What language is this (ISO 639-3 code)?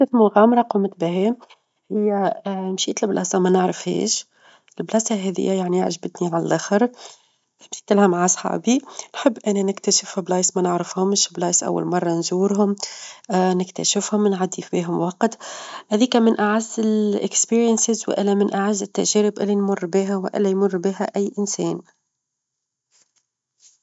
aeb